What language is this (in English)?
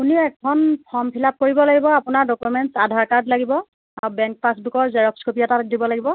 Assamese